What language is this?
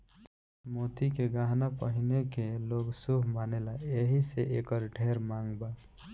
Bhojpuri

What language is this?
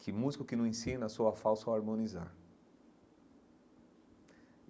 Portuguese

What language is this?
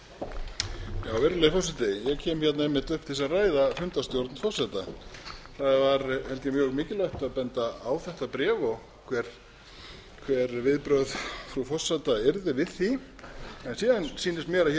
Icelandic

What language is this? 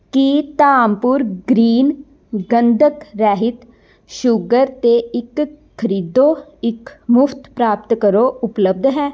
Punjabi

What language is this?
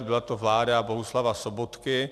Czech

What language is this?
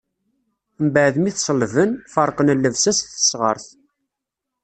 Kabyle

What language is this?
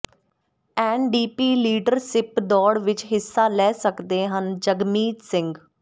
Punjabi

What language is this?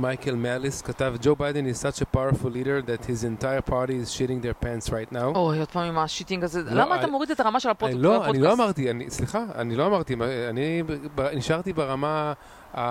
Hebrew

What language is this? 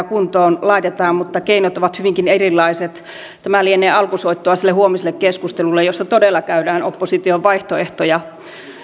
Finnish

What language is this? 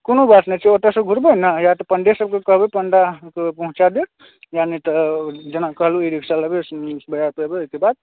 Maithili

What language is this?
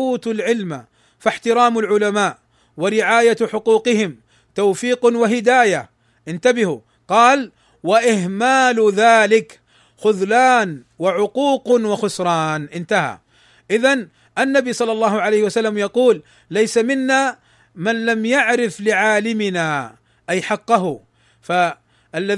Arabic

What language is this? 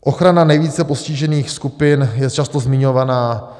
Czech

